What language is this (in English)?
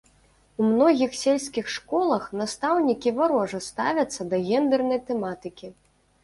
Belarusian